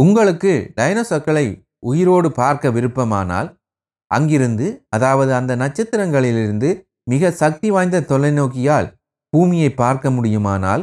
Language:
Tamil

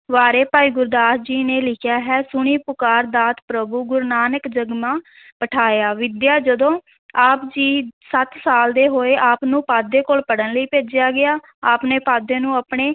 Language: Punjabi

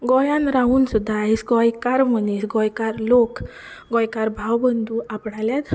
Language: Konkani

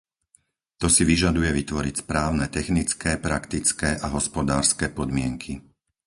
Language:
Slovak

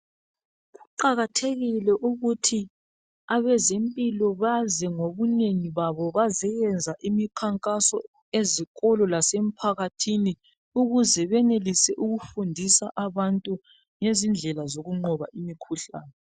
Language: North Ndebele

